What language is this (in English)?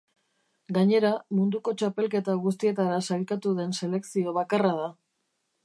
Basque